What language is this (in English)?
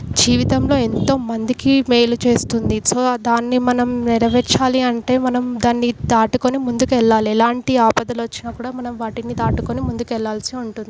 Telugu